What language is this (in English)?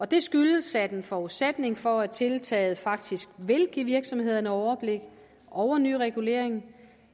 Danish